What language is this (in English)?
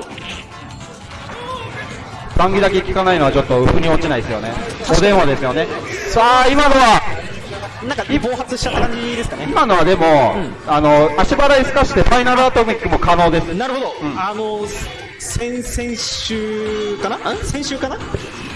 Japanese